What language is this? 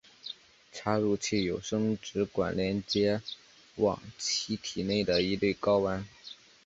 Chinese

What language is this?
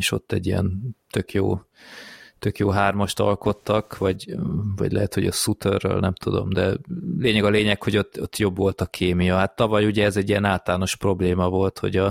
Hungarian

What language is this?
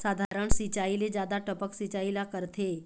Chhattisgarhi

